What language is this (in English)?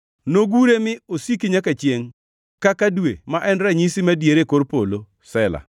Luo (Kenya and Tanzania)